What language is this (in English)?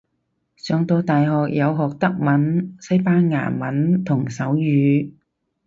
Cantonese